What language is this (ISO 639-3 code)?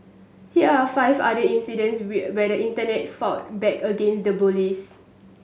eng